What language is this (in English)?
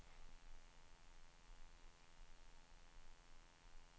Swedish